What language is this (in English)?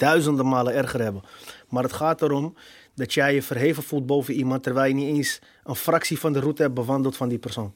Dutch